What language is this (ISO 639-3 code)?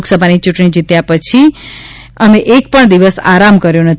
guj